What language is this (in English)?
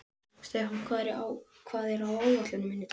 Icelandic